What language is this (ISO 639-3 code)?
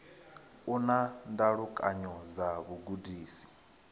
ven